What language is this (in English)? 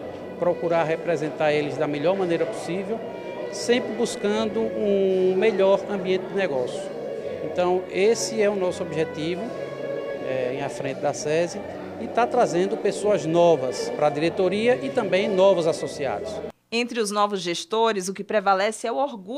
Portuguese